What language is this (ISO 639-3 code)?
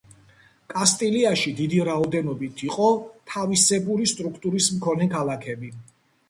kat